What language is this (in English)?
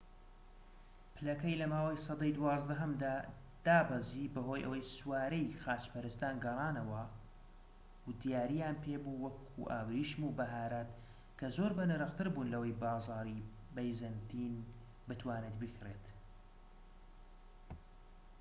Central Kurdish